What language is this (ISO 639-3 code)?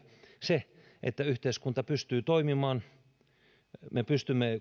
fin